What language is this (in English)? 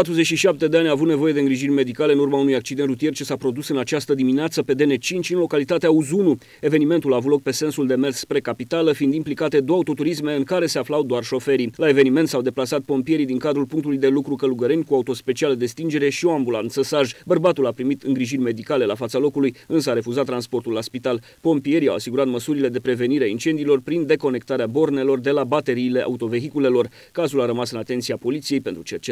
Romanian